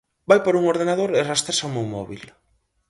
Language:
Galician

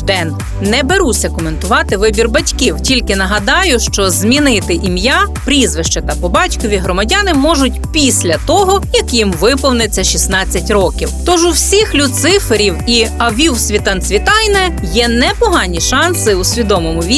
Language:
Ukrainian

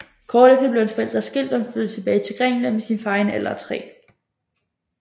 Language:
Danish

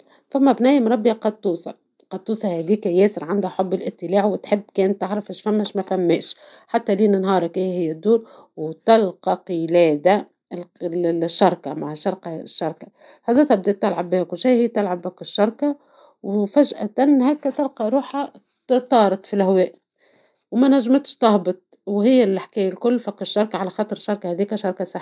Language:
Tunisian Arabic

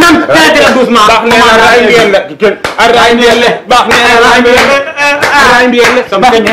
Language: Romanian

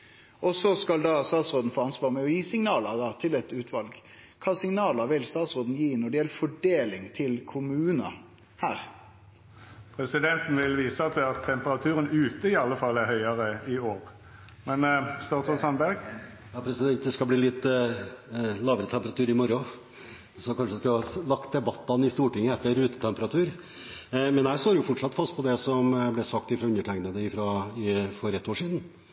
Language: Norwegian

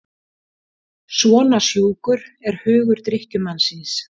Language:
Icelandic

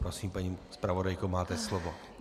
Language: Czech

